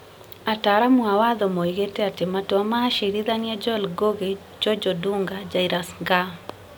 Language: Kikuyu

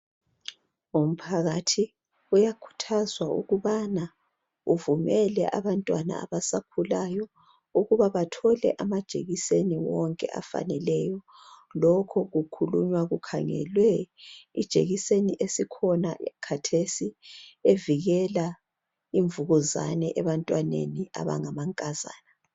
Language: North Ndebele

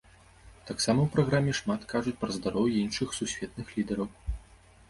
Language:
Belarusian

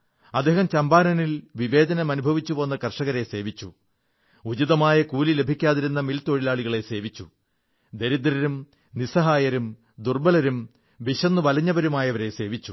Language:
Malayalam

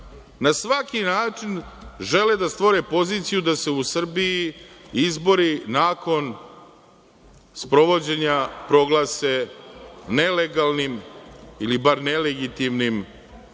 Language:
Serbian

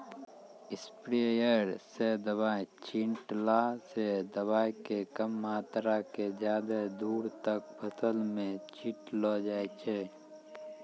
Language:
Maithili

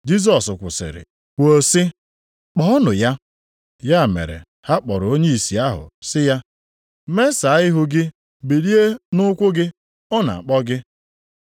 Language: Igbo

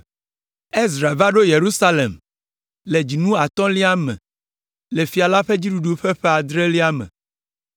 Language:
Ewe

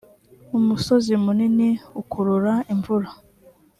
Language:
Kinyarwanda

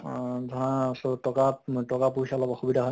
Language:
Assamese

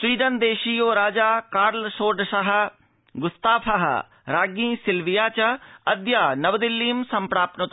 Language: Sanskrit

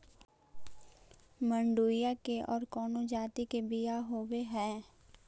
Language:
Magahi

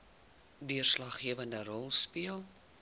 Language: Afrikaans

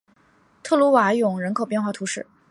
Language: Chinese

